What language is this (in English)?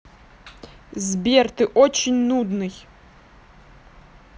Russian